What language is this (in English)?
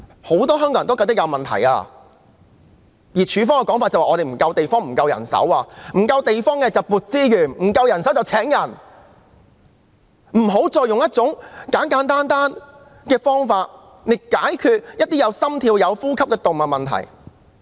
Cantonese